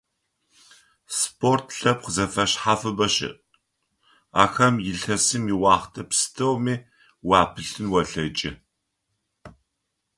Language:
Adyghe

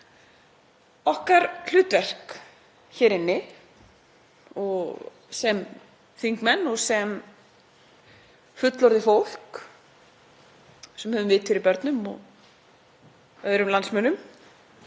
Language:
Icelandic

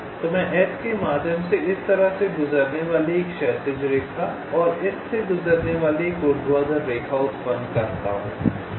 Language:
Hindi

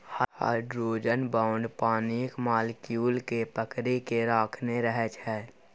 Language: Maithili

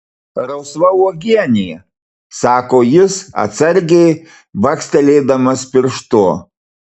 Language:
Lithuanian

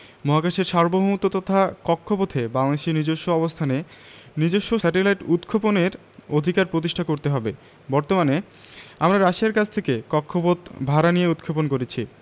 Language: Bangla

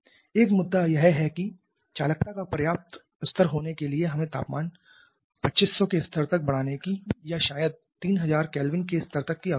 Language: Hindi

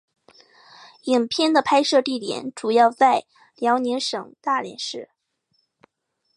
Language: Chinese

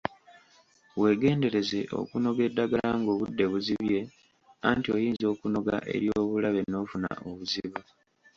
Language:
Ganda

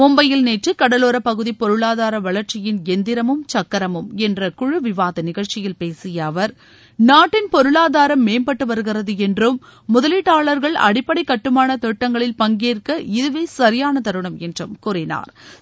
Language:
Tamil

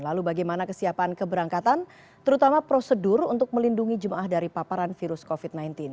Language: Indonesian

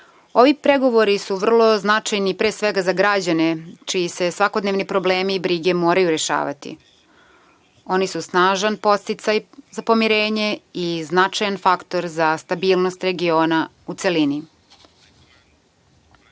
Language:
Serbian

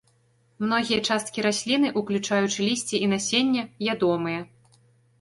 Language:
Belarusian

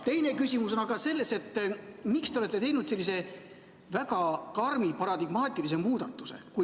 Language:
Estonian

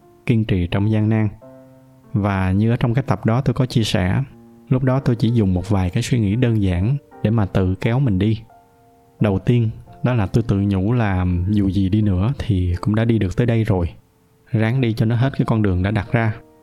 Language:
Vietnamese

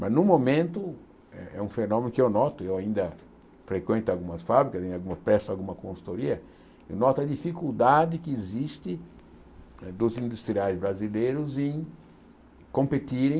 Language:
Portuguese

